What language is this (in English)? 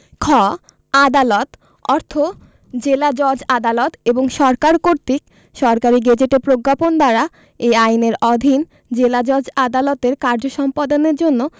Bangla